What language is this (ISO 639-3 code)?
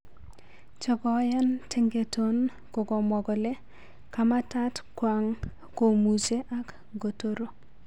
kln